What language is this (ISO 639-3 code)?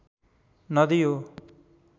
nep